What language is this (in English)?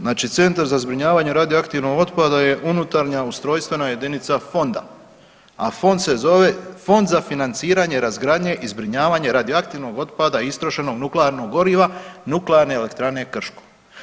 Croatian